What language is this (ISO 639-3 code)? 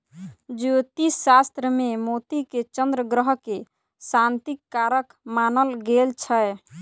mai